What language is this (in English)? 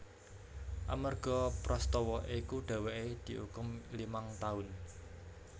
Javanese